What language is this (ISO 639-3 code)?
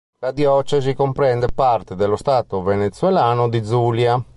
ita